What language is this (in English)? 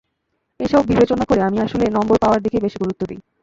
Bangla